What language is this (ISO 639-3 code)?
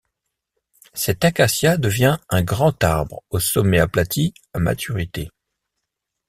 fra